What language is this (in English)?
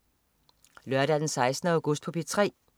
Danish